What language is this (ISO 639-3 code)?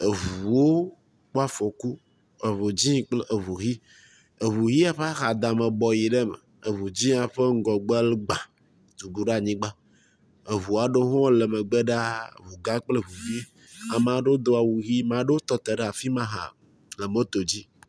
ewe